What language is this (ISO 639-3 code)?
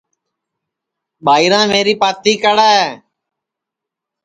ssi